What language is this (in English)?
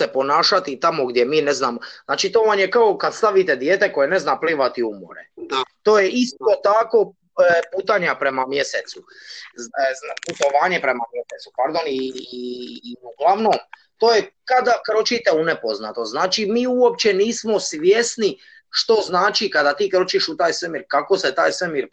Croatian